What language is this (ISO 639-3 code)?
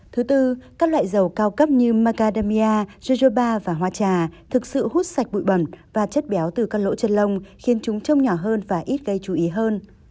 vie